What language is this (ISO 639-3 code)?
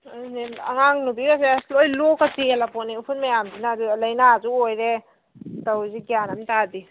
mni